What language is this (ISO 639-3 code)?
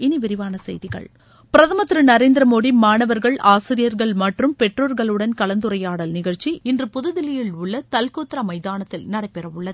tam